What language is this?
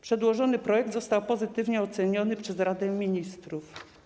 Polish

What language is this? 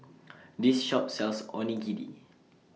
English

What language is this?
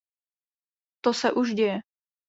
Czech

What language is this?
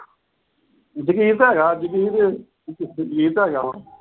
Punjabi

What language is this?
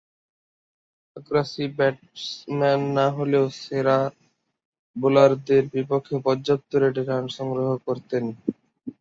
Bangla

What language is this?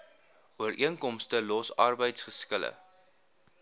Afrikaans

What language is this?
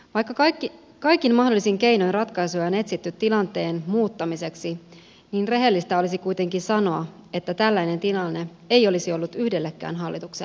Finnish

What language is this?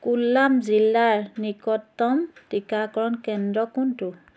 Assamese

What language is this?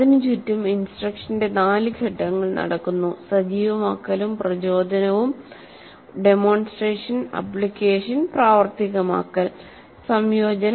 Malayalam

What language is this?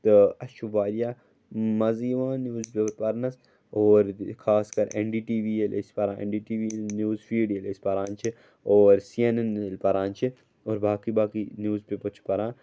Kashmiri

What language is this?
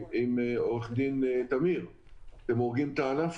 Hebrew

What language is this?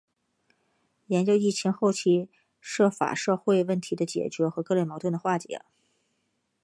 Chinese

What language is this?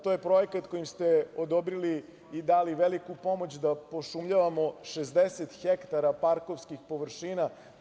Serbian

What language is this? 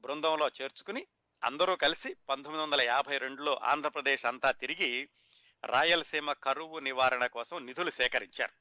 Telugu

